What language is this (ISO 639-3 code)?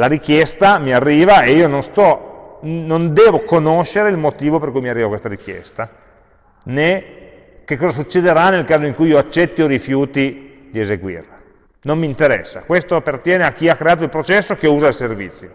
ita